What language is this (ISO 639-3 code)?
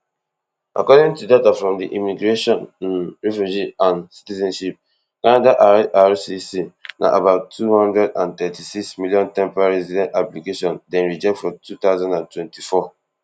pcm